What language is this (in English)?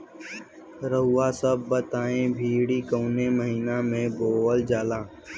Bhojpuri